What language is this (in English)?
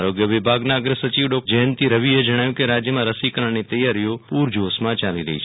Gujarati